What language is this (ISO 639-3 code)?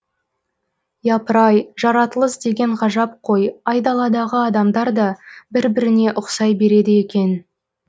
kaz